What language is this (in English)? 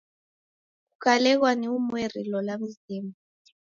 Taita